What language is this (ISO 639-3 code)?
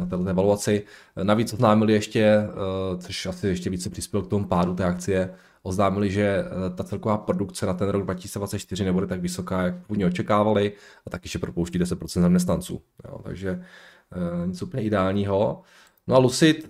ces